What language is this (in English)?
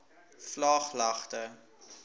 Afrikaans